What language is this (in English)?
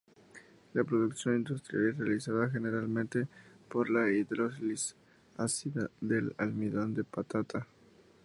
Spanish